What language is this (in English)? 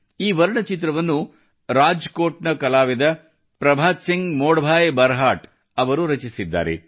Kannada